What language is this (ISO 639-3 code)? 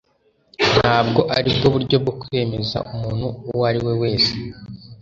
kin